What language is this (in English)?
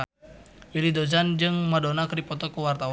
Sundanese